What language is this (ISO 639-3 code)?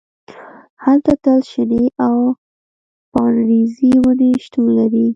pus